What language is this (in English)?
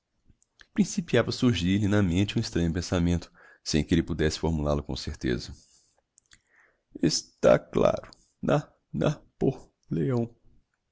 Portuguese